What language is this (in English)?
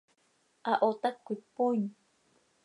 Seri